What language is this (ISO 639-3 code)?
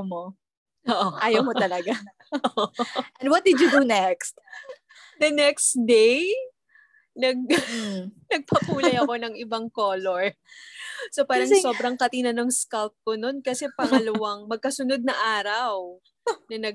fil